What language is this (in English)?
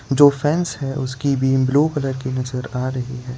Hindi